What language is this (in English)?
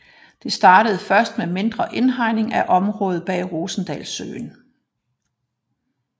Danish